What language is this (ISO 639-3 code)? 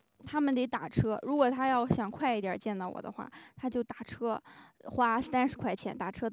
zho